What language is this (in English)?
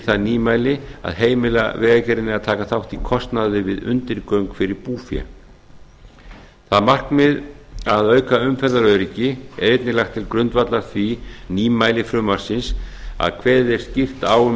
Icelandic